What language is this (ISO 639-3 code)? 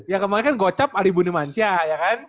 ind